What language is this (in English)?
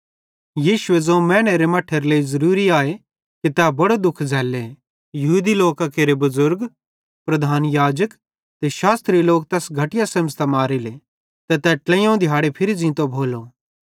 Bhadrawahi